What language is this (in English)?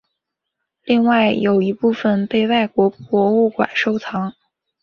Chinese